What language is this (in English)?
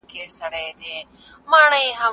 Pashto